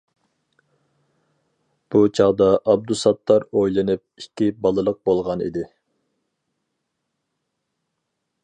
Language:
Uyghur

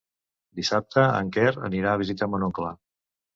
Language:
Catalan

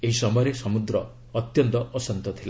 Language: Odia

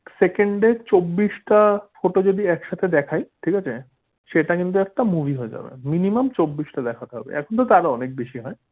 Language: Bangla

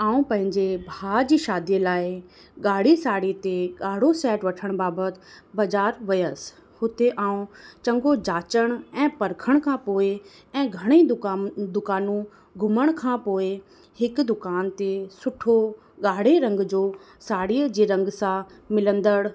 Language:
Sindhi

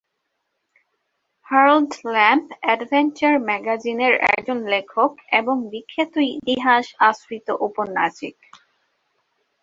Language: Bangla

